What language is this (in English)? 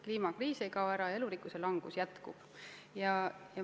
Estonian